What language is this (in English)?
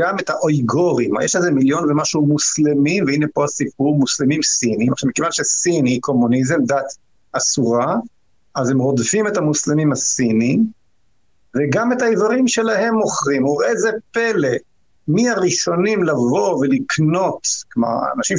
Hebrew